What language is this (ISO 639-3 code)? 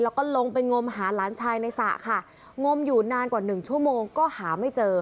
tha